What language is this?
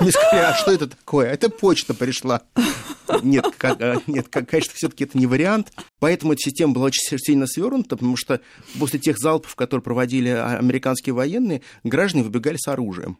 Russian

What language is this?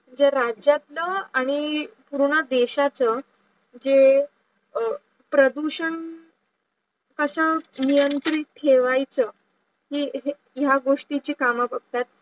Marathi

